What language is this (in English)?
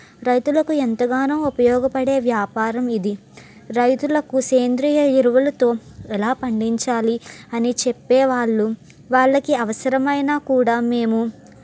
Telugu